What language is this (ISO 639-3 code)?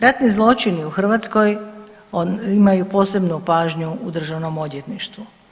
hrv